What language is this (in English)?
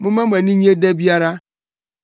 Akan